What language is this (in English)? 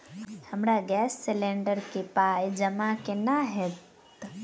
Maithili